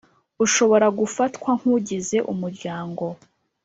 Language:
Kinyarwanda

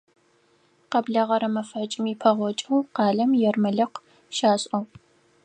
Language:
Adyghe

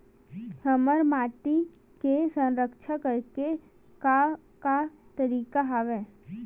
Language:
Chhattisgarhi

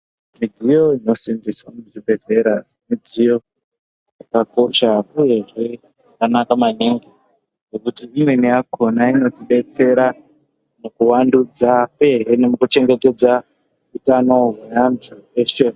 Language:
Ndau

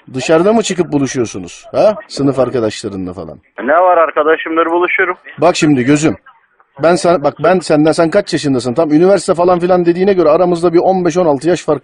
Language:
Turkish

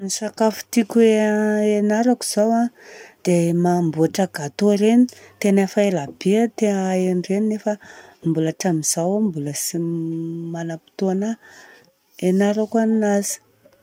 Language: Southern Betsimisaraka Malagasy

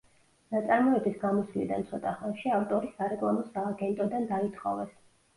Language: Georgian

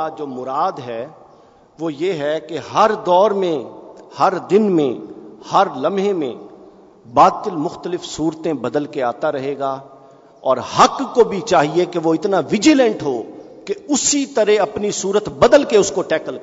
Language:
Urdu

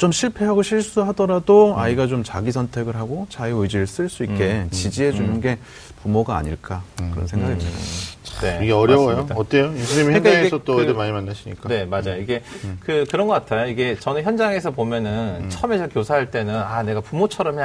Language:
Korean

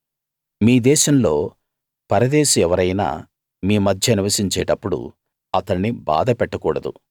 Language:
Telugu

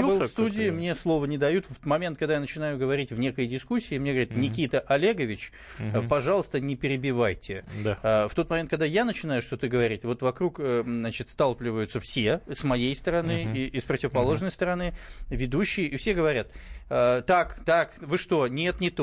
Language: Russian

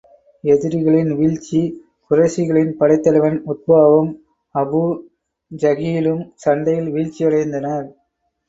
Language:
Tamil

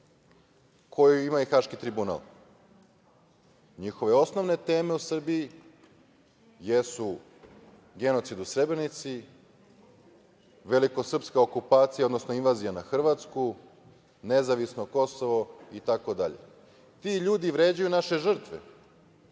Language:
Serbian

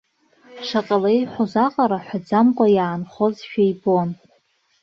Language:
Abkhazian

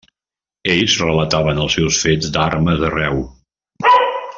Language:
Catalan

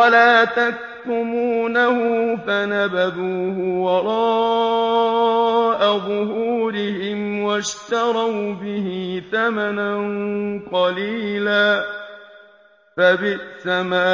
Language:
Arabic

